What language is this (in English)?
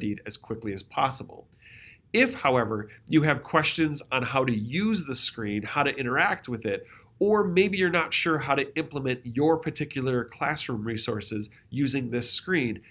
English